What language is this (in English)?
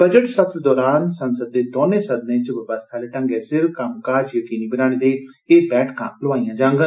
Dogri